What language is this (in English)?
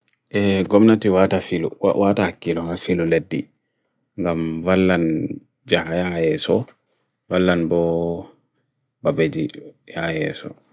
Bagirmi Fulfulde